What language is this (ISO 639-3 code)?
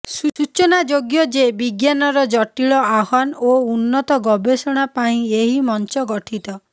ori